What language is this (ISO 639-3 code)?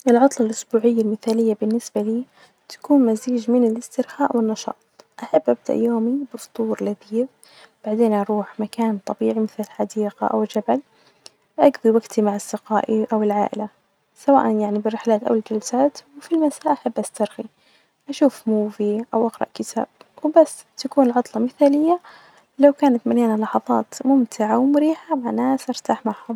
ars